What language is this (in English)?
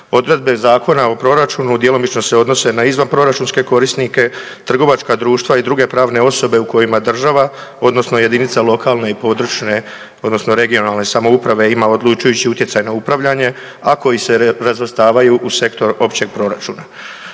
Croatian